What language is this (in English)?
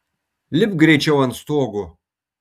Lithuanian